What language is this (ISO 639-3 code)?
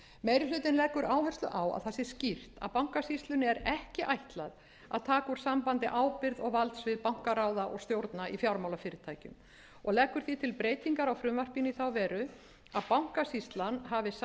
isl